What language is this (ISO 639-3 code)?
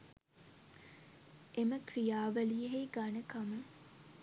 sin